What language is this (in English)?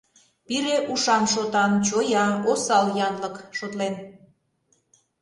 Mari